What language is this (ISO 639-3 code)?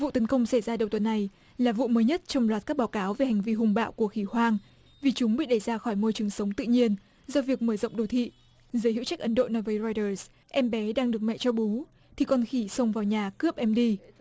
vie